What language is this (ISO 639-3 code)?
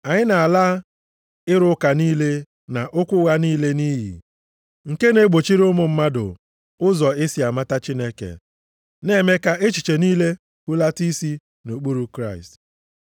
ibo